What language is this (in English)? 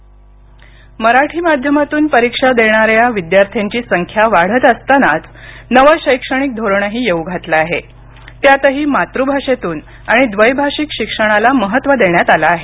Marathi